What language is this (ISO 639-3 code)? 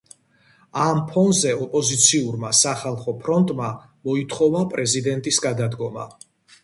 kat